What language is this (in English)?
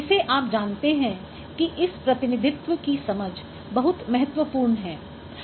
Hindi